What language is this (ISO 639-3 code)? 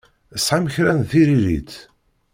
kab